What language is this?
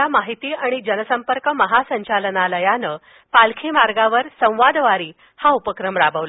Marathi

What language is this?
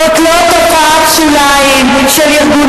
Hebrew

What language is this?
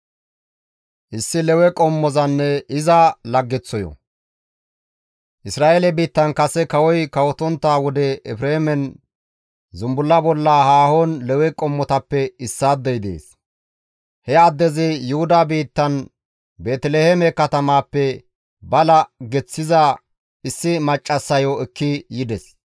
Gamo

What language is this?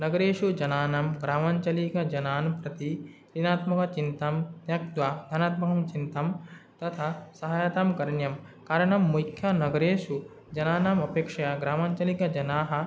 Sanskrit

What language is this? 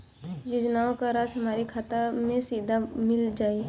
Bhojpuri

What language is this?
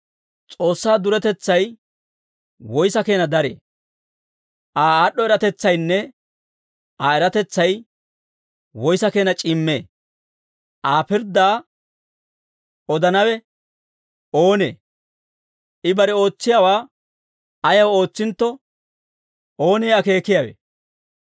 Dawro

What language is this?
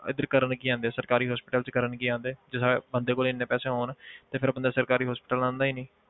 Punjabi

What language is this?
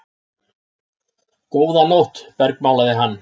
Icelandic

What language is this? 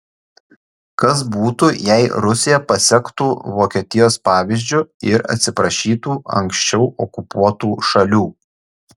Lithuanian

